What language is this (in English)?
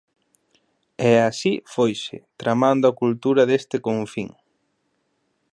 Galician